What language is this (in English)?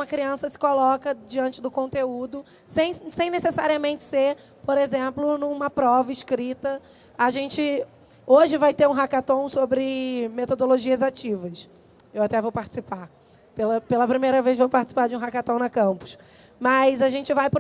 Portuguese